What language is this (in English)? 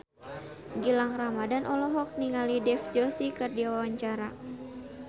Sundanese